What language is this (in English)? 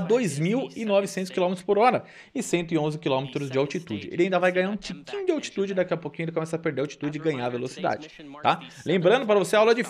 Portuguese